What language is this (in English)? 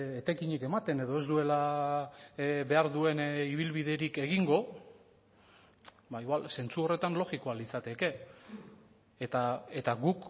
Basque